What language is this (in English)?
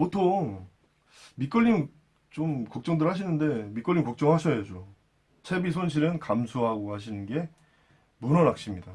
Korean